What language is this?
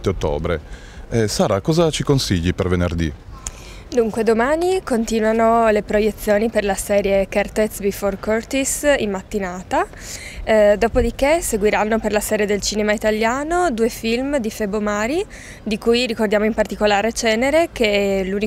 Italian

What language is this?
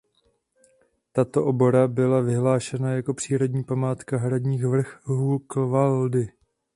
Czech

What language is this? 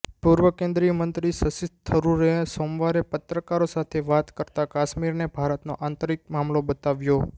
Gujarati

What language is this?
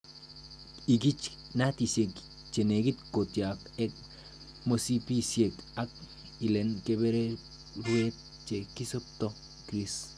Kalenjin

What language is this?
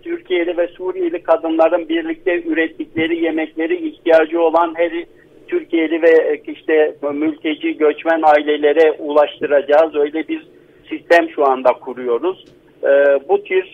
Turkish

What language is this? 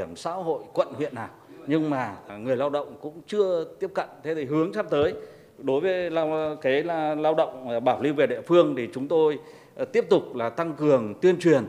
Vietnamese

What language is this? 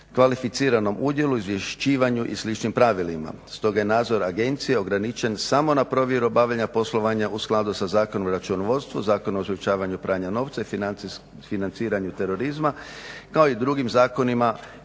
Croatian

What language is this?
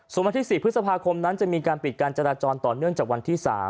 Thai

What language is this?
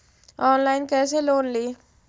Magahi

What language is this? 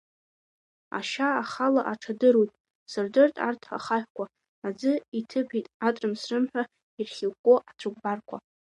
Abkhazian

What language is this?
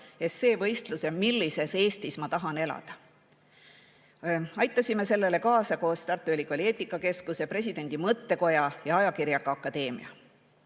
Estonian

